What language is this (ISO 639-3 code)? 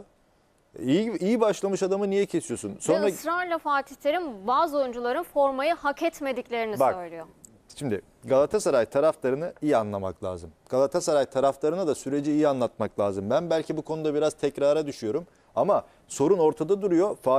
tur